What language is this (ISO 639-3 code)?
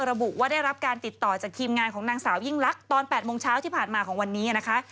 tha